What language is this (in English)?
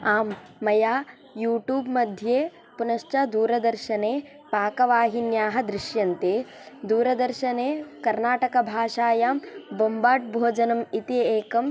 Sanskrit